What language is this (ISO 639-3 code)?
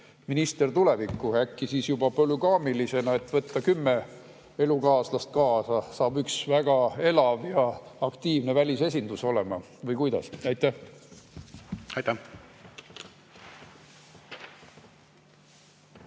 est